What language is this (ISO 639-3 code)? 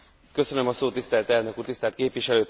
hun